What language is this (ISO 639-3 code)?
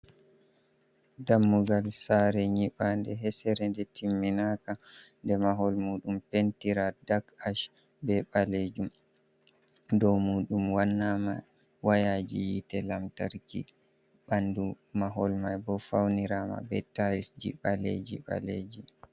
ful